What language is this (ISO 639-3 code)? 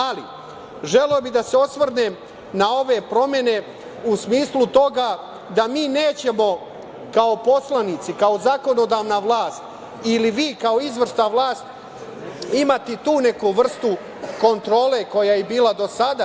srp